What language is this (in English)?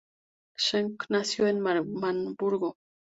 Spanish